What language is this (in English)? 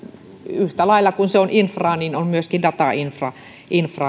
Finnish